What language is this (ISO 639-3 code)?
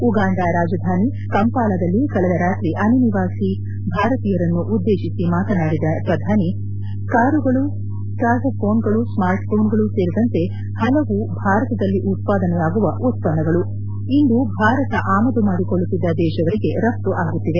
kan